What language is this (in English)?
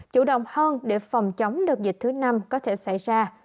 Vietnamese